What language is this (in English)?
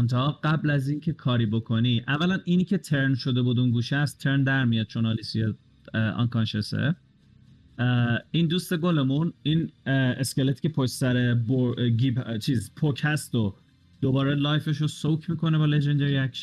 Persian